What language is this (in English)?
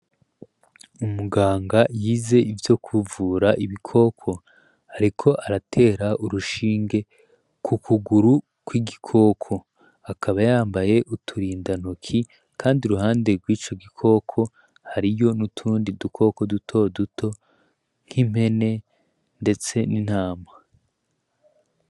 Rundi